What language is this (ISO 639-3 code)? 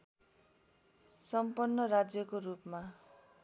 nep